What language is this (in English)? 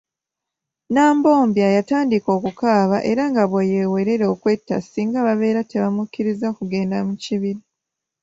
Ganda